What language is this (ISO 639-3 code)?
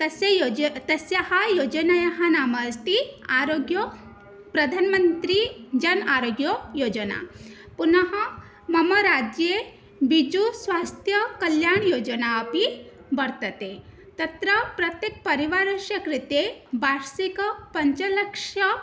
san